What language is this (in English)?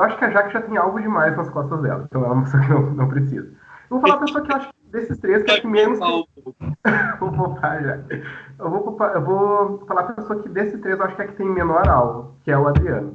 Portuguese